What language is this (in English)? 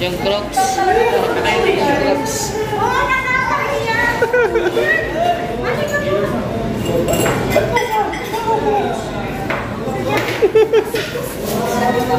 Filipino